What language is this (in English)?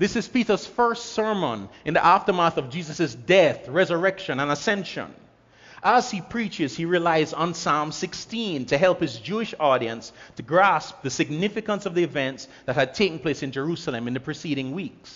English